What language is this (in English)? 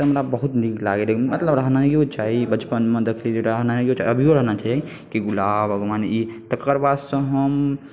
Maithili